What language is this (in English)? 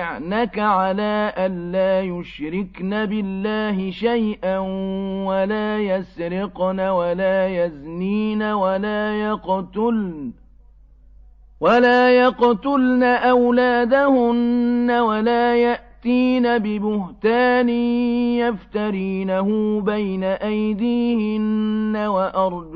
Arabic